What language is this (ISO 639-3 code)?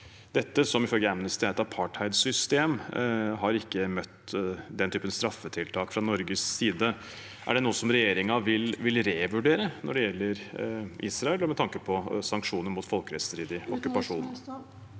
nor